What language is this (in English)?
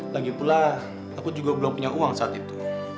Indonesian